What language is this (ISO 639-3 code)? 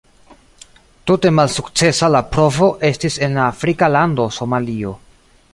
epo